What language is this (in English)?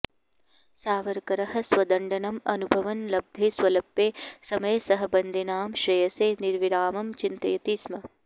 Sanskrit